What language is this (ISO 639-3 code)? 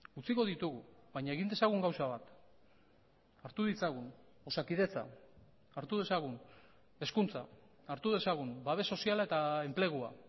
eus